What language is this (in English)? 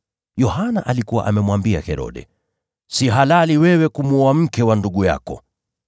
Swahili